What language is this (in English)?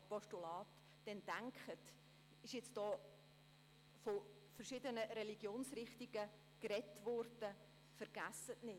Swiss German